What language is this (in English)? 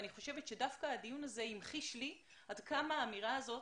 Hebrew